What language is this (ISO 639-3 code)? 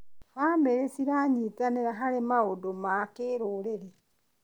kik